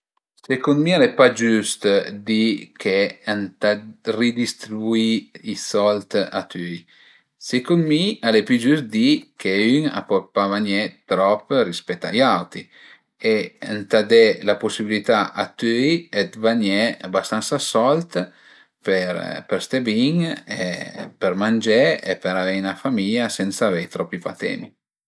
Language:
Piedmontese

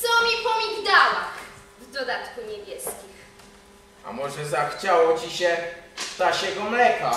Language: Polish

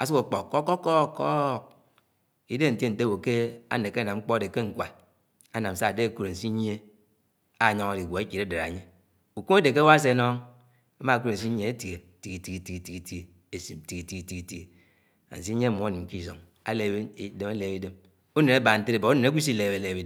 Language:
Anaang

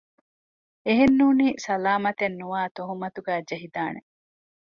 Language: Divehi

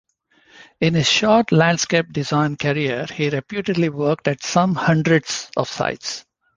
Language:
English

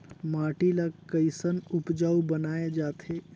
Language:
Chhattisgarhi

